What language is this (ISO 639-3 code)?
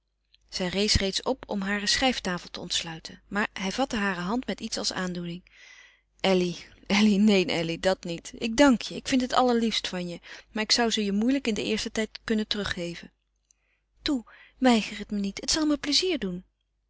nld